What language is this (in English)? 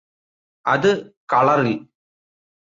Malayalam